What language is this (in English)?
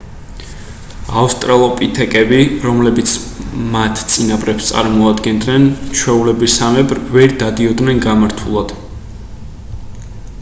Georgian